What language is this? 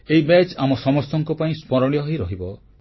Odia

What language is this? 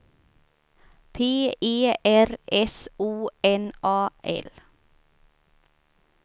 Swedish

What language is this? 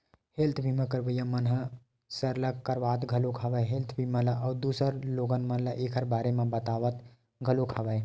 Chhattisgarhi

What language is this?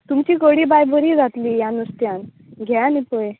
Konkani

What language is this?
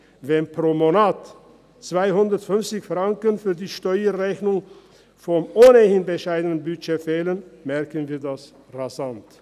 Swiss German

